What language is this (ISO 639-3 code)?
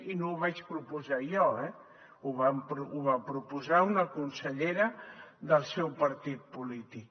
cat